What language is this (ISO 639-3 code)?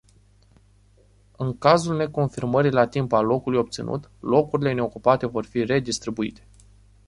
ron